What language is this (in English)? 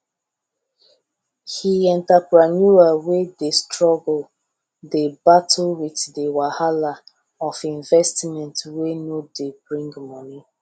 Nigerian Pidgin